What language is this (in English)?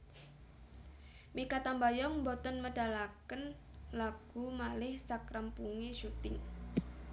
Javanese